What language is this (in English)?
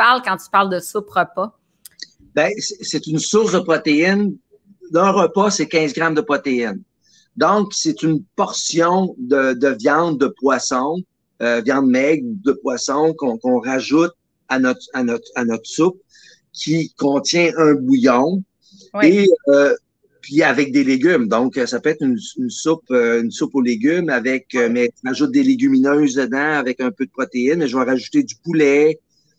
French